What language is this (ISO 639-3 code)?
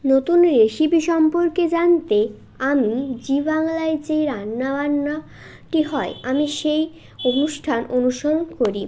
ben